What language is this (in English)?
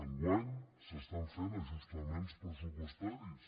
Catalan